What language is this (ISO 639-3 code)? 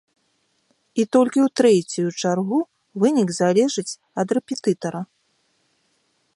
bel